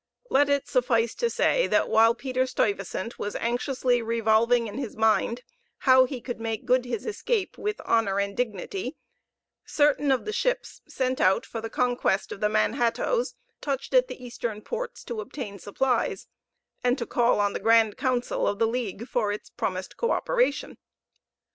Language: English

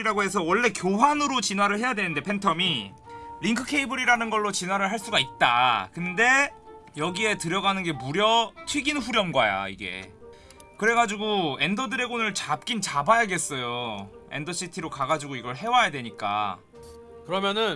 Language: Korean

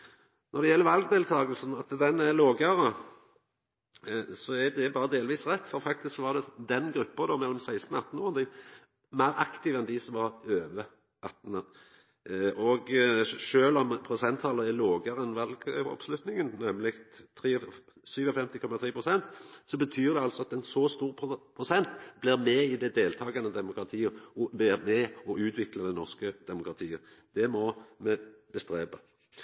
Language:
Norwegian Nynorsk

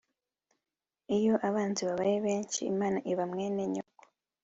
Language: Kinyarwanda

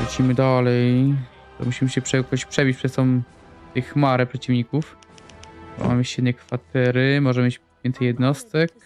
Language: Polish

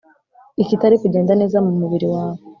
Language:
Kinyarwanda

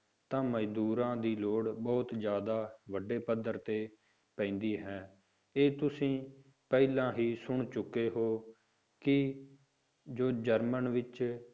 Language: Punjabi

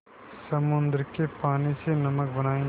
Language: Hindi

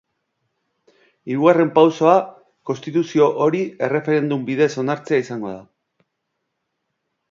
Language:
Basque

